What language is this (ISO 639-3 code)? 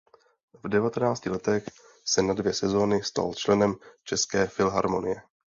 ces